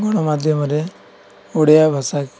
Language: Odia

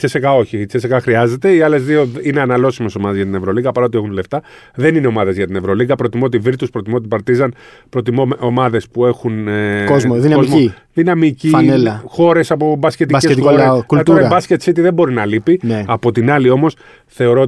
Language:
Greek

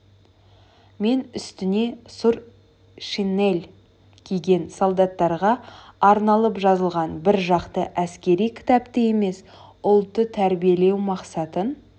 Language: Kazakh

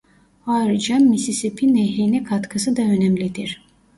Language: Turkish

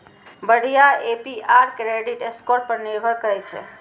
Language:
Maithili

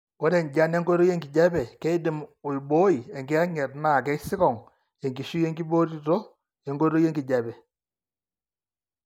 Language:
Masai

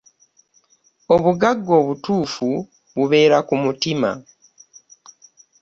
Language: Ganda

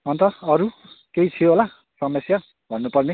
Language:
Nepali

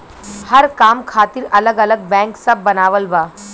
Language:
Bhojpuri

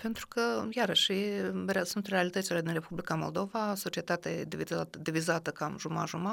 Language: Romanian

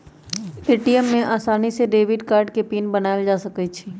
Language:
Magahi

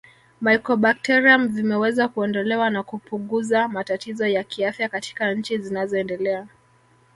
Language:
Swahili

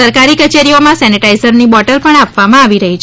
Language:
Gujarati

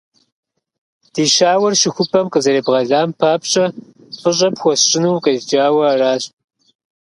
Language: Kabardian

